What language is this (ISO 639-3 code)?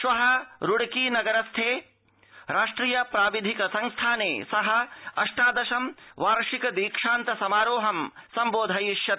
san